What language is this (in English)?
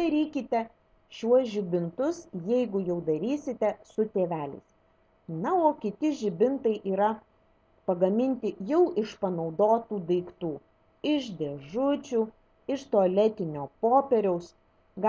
Lithuanian